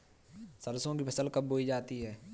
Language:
Hindi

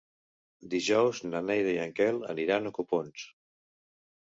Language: Catalan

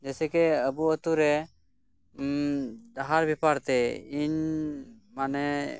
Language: Santali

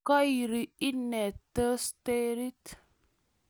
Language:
Kalenjin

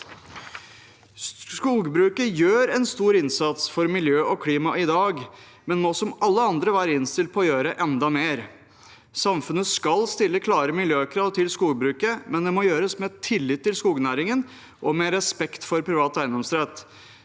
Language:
Norwegian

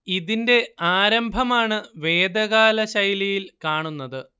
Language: Malayalam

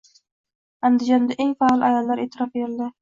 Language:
Uzbek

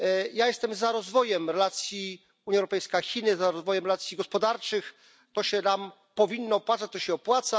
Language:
Polish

